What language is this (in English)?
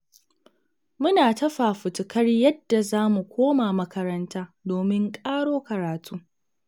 Hausa